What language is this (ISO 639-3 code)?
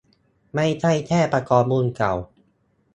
tha